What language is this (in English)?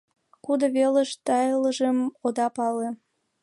Mari